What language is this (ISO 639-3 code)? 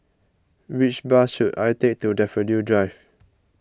eng